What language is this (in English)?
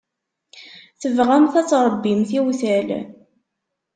Kabyle